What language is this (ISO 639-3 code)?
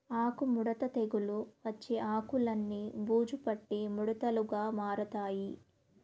tel